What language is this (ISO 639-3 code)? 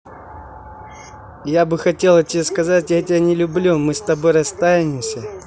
rus